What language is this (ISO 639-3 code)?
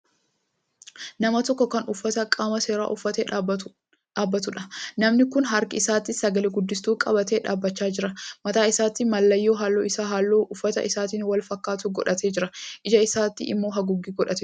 orm